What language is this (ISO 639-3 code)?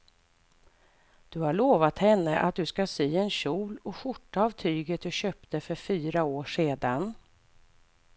swe